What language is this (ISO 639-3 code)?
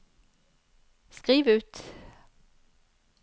nor